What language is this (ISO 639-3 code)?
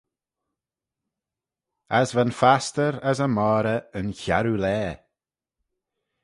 glv